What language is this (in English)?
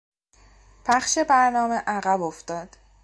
Persian